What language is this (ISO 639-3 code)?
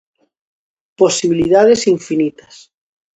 glg